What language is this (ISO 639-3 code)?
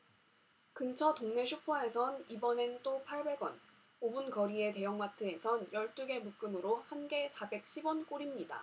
kor